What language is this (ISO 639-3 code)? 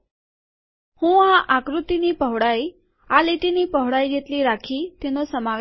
guj